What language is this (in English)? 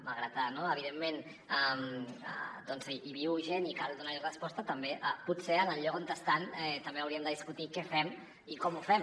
Catalan